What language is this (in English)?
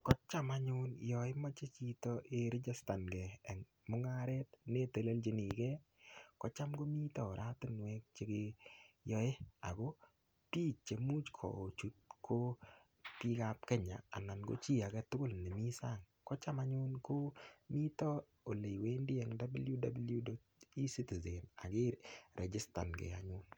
Kalenjin